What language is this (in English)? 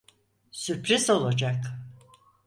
Turkish